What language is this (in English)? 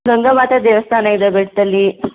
Kannada